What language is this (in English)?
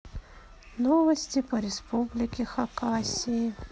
Russian